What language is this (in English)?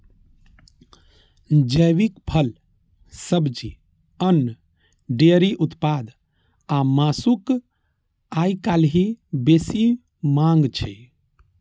Maithili